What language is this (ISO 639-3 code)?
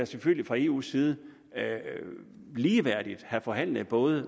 dan